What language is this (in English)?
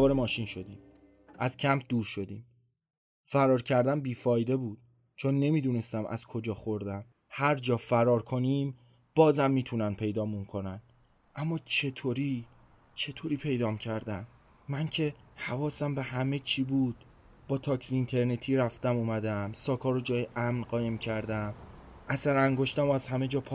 Persian